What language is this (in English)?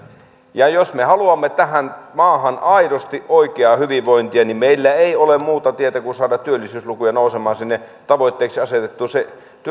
Finnish